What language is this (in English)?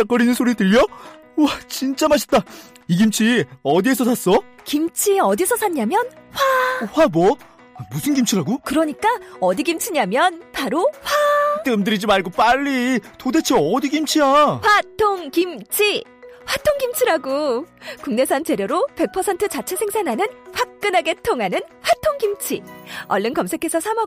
Korean